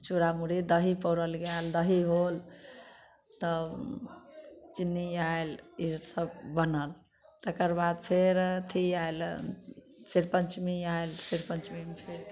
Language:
Maithili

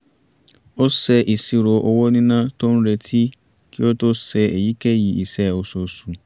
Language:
Yoruba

